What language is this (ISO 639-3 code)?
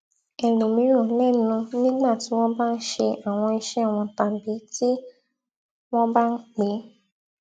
yor